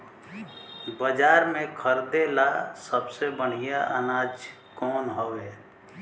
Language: Bhojpuri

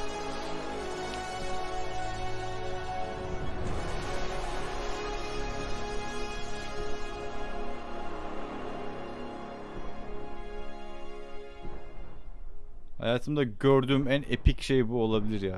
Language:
Turkish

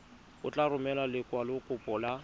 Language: Tswana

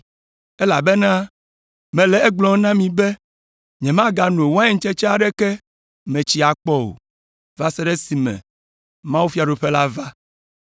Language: Ewe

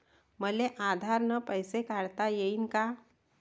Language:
Marathi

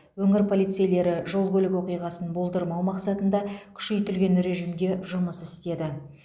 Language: Kazakh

